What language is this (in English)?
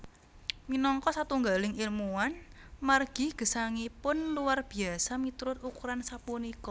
Javanese